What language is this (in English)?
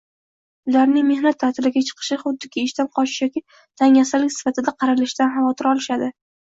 Uzbek